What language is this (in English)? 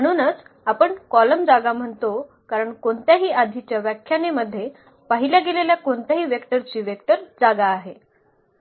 Marathi